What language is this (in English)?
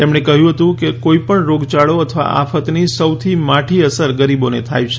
Gujarati